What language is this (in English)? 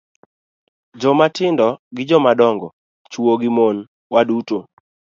Luo (Kenya and Tanzania)